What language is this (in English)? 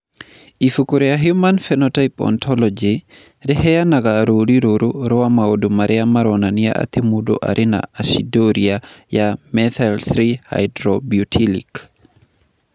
Kikuyu